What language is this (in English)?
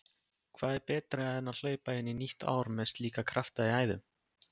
Icelandic